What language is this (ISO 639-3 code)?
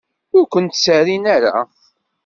kab